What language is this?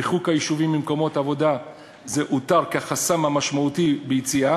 Hebrew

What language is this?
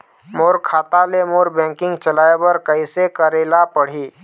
Chhattisgarhi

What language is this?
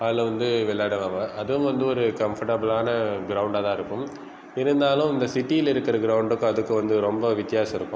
Tamil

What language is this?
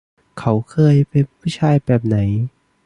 Thai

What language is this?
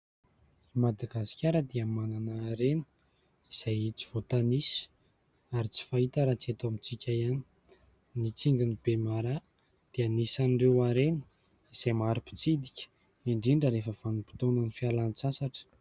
Malagasy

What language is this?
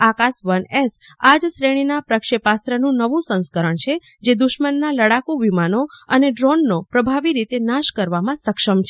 Gujarati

